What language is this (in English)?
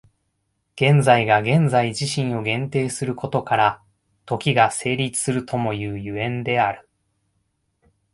Japanese